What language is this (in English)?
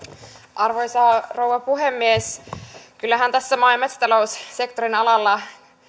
Finnish